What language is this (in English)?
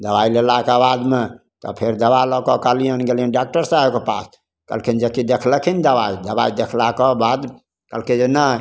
Maithili